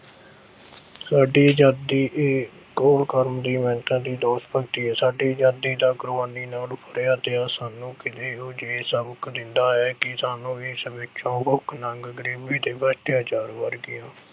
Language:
Punjabi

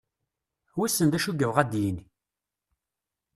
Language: Kabyle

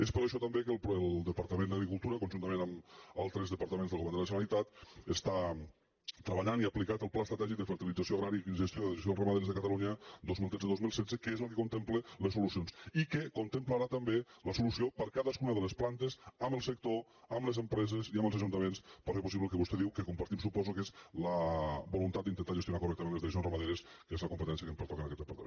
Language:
Catalan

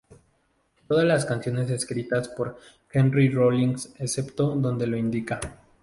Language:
Spanish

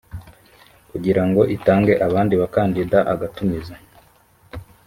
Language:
Kinyarwanda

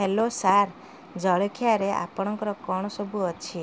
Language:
Odia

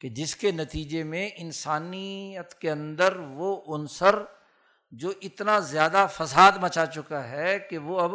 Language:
Urdu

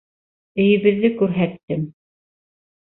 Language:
Bashkir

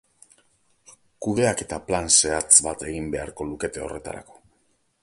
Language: Basque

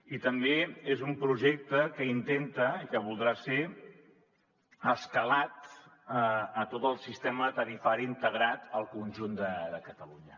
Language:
Catalan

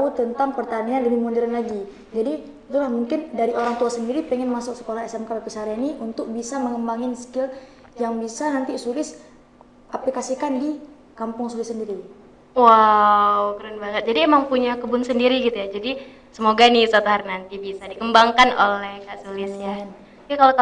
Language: Indonesian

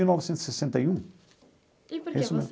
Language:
Portuguese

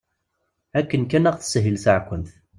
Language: Kabyle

